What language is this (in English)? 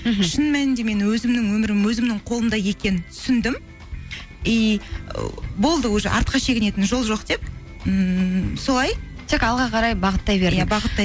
Kazakh